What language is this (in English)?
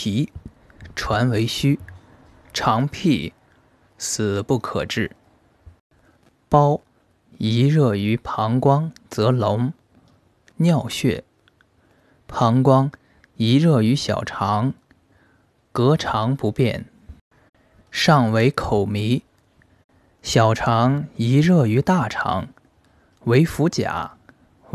Chinese